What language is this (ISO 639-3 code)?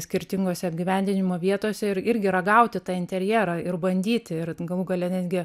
lit